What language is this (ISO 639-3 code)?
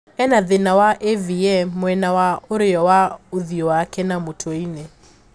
kik